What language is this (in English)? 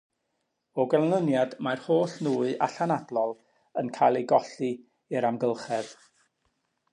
Welsh